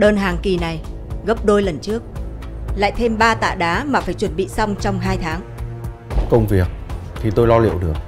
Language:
Vietnamese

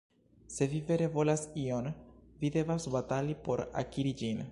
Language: Esperanto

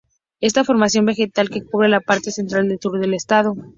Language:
Spanish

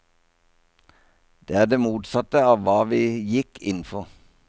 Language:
Norwegian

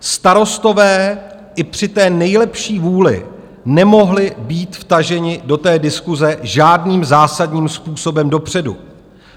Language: Czech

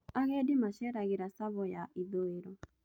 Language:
Kikuyu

